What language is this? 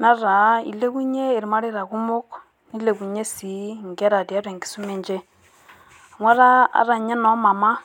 Masai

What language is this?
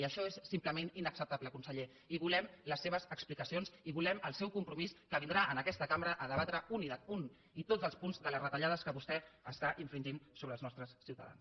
Catalan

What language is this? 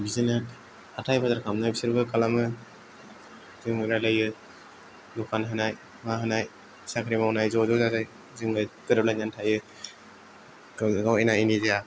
Bodo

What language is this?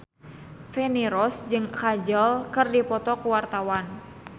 Sundanese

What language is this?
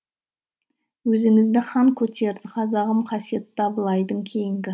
Kazakh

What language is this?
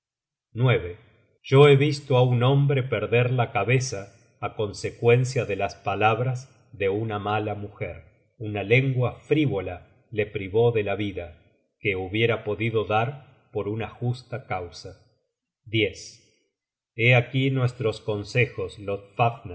Spanish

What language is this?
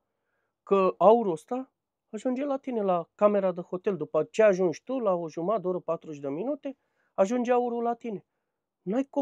Romanian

